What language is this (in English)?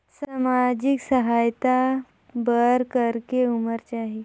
Chhattisgarhi